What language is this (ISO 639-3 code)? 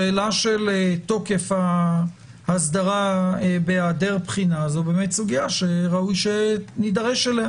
heb